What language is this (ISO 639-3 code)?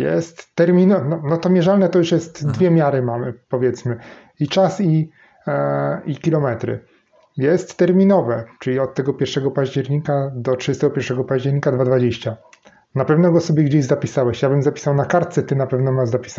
pol